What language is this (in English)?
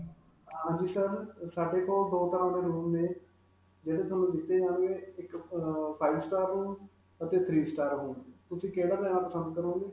Punjabi